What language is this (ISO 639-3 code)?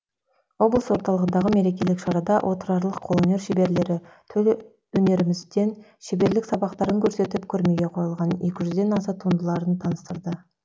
kaz